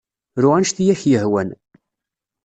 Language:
Kabyle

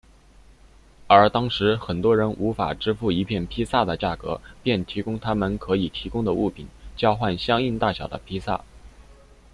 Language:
Chinese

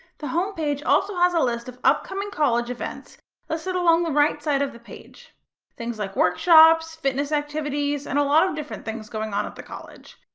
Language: English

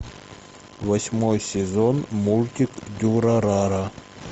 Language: Russian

